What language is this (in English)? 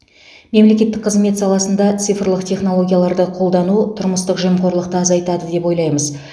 Kazakh